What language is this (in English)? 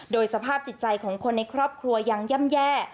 Thai